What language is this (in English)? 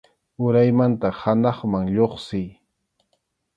Arequipa-La Unión Quechua